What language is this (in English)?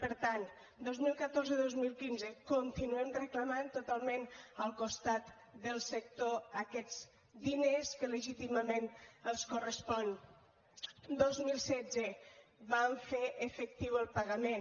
Catalan